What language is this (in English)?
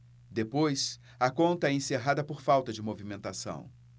Portuguese